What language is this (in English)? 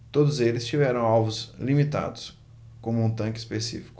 Portuguese